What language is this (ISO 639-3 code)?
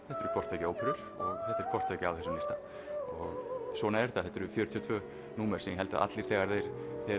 isl